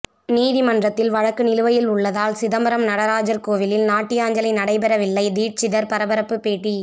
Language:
Tamil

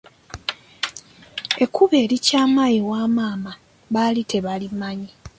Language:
Ganda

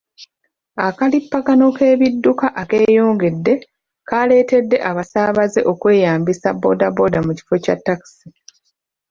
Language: Ganda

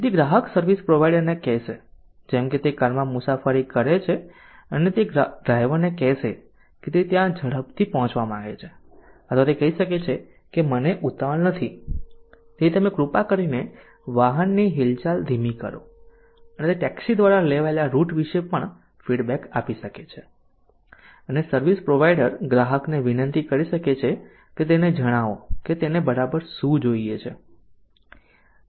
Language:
Gujarati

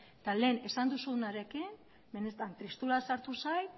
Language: Basque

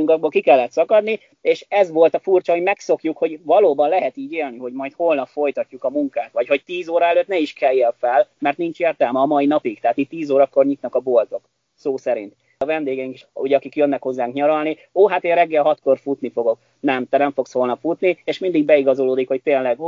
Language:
Hungarian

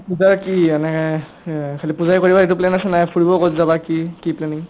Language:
Assamese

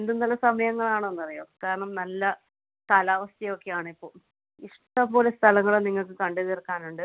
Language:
Malayalam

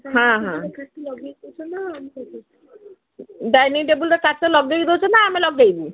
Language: Odia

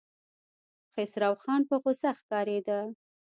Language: Pashto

